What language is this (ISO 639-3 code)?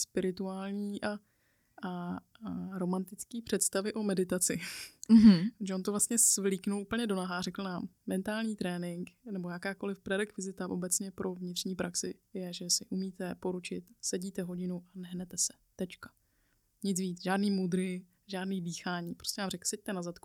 ces